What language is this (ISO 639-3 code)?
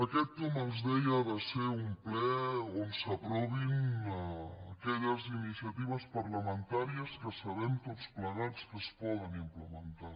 cat